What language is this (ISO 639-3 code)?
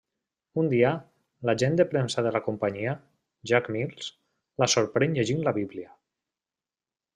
cat